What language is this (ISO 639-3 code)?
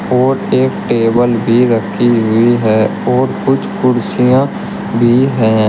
hin